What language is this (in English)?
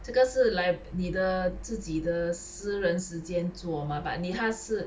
English